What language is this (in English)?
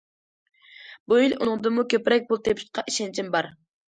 Uyghur